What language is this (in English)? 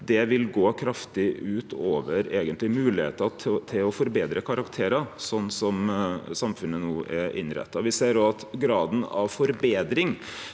Norwegian